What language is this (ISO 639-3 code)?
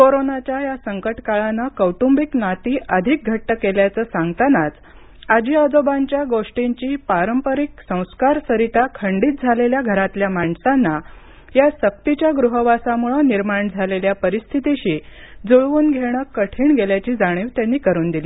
mar